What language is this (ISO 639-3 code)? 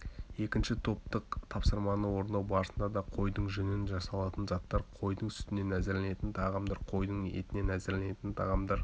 kaz